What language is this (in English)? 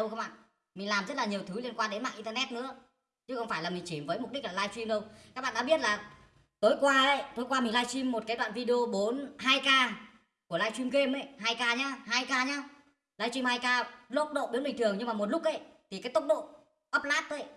Vietnamese